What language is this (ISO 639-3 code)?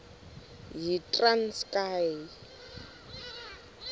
xho